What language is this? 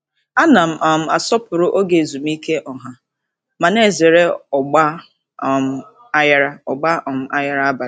Igbo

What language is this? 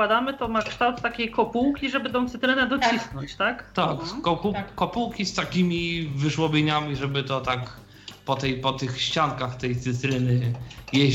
Polish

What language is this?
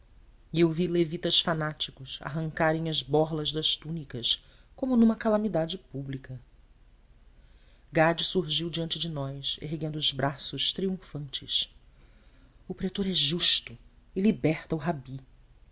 Portuguese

